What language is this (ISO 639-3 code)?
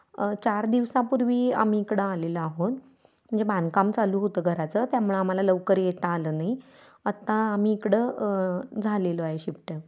mar